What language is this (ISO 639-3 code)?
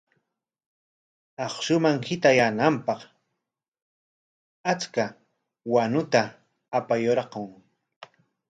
qwa